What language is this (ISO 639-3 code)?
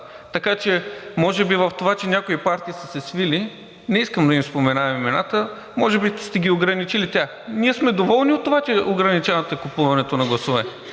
bul